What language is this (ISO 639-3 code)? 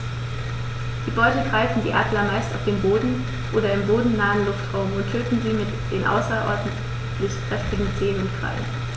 deu